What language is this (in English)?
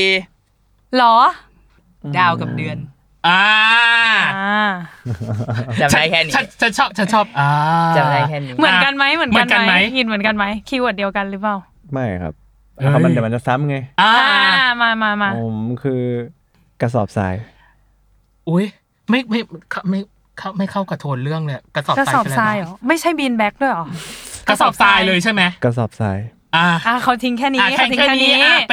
Thai